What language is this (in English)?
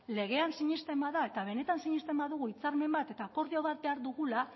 Basque